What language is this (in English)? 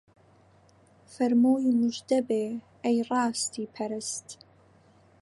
Central Kurdish